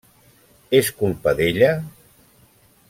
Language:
Catalan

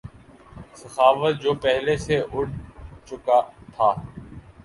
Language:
Urdu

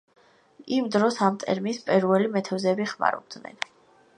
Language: Georgian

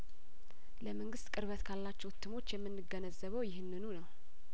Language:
Amharic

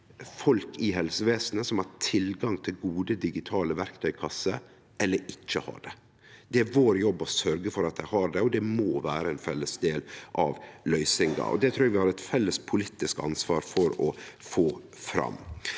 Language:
Norwegian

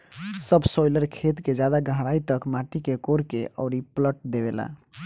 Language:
Bhojpuri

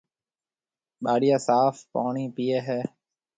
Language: Marwari (Pakistan)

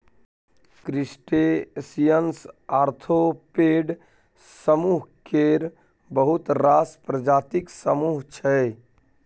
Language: Maithili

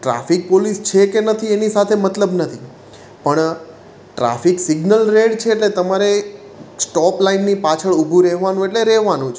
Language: Gujarati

